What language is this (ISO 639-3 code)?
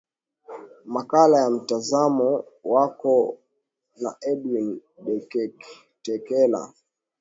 swa